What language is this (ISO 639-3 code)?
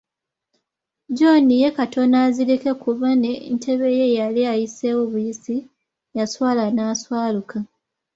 lug